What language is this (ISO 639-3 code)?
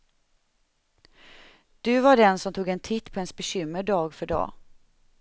swe